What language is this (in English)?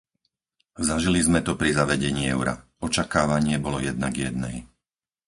Slovak